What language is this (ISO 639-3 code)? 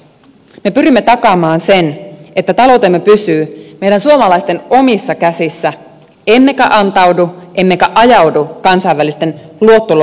fin